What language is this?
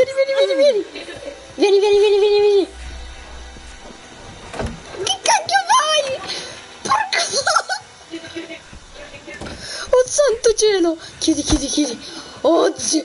Italian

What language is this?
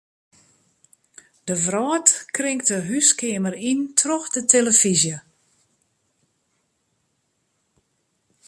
Western Frisian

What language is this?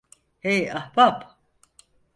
Turkish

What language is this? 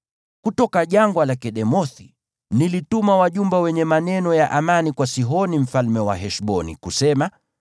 Swahili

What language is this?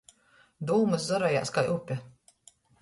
Latgalian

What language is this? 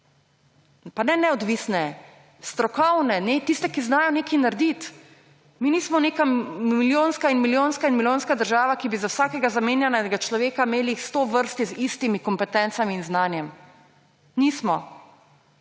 Slovenian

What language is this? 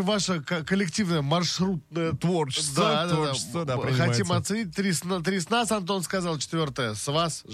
Russian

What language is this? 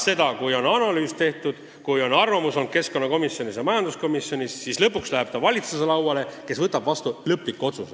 Estonian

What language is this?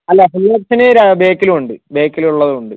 Malayalam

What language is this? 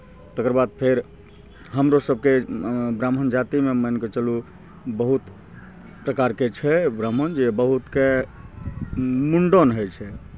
Maithili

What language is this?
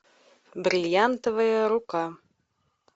Russian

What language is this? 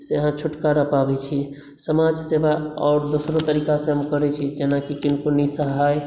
Maithili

